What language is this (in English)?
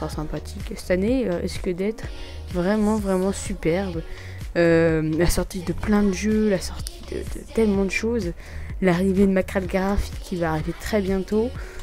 French